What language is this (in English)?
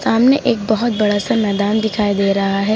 Hindi